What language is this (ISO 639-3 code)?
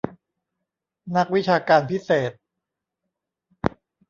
tha